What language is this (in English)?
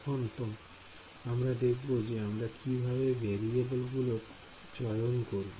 Bangla